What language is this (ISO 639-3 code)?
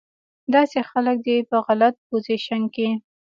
pus